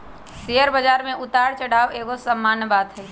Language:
Magahi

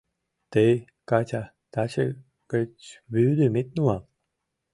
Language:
Mari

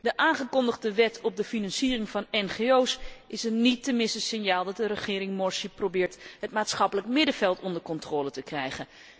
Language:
Dutch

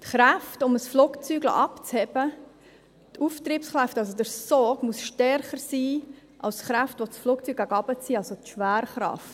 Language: Swiss German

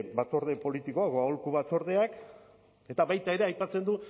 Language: Basque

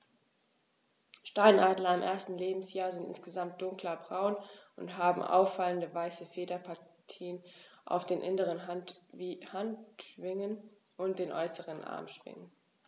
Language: German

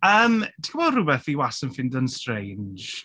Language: Welsh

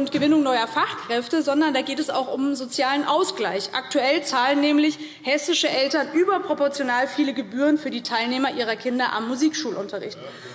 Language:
German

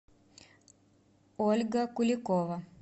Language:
Russian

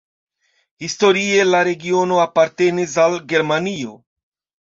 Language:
Esperanto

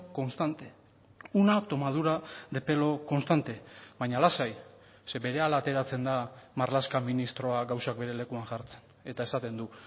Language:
Basque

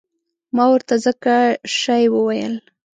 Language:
Pashto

